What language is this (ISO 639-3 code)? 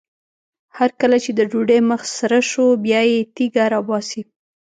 pus